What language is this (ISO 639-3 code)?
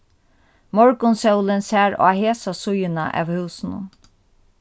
fao